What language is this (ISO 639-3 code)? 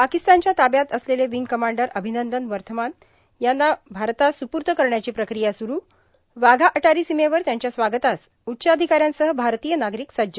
mar